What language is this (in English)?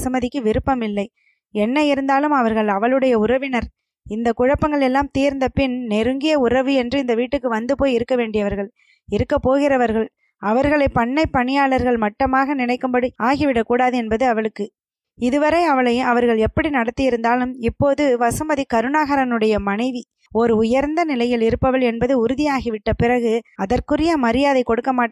Tamil